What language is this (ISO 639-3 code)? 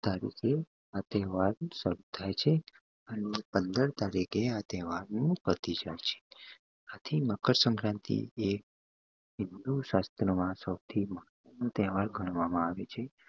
guj